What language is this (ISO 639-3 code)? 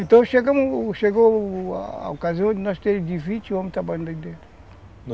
por